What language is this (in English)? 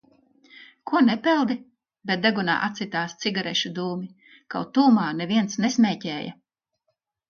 Latvian